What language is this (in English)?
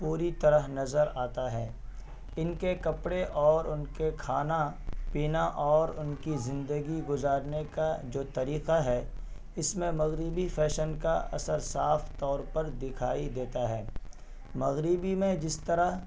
Urdu